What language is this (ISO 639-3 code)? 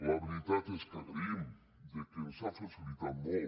cat